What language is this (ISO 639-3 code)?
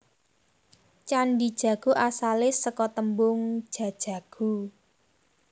jav